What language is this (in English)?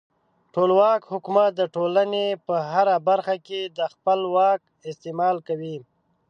Pashto